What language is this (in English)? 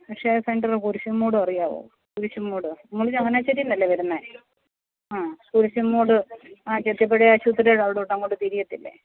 Malayalam